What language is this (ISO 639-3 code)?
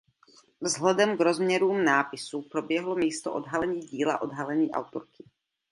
ces